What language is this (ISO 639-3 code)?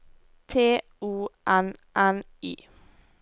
nor